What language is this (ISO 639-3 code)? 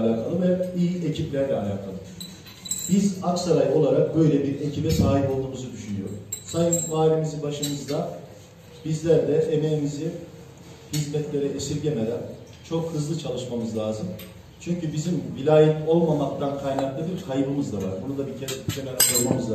tur